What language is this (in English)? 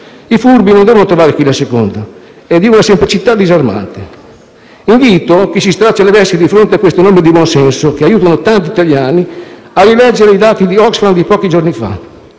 Italian